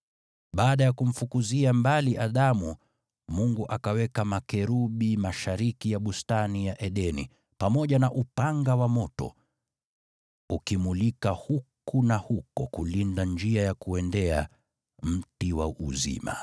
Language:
Swahili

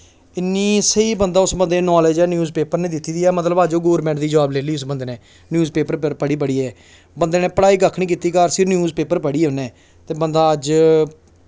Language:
Dogri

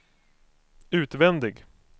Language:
Swedish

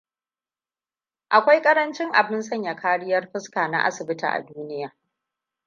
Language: Hausa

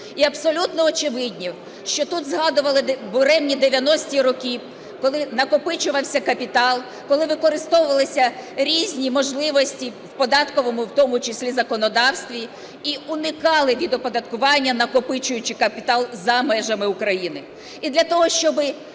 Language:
Ukrainian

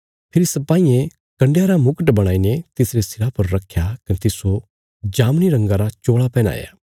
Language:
Bilaspuri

